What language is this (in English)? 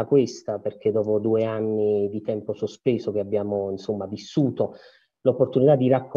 Italian